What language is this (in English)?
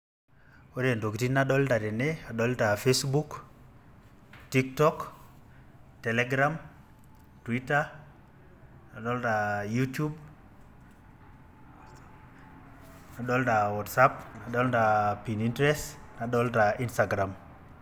Masai